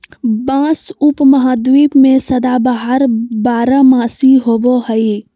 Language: Magahi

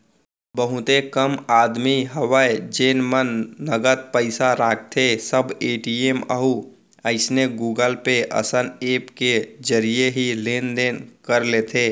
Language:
Chhattisgarhi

